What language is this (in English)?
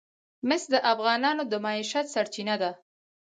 Pashto